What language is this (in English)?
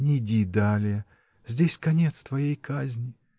Russian